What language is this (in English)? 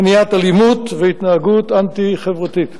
Hebrew